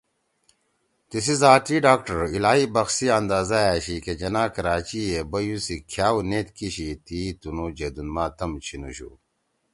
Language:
Torwali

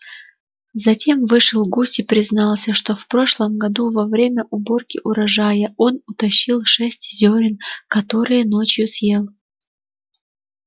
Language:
Russian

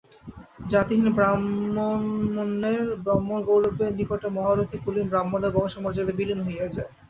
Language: Bangla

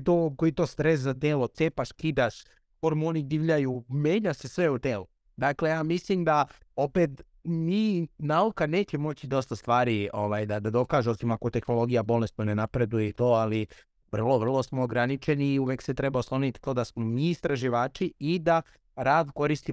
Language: Croatian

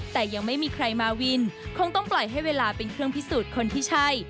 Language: Thai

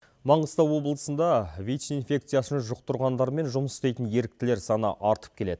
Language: Kazakh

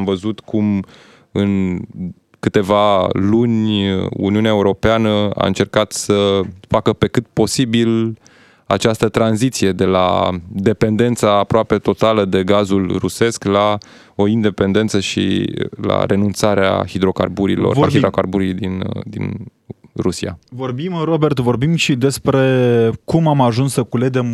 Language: Romanian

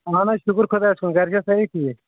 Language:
Kashmiri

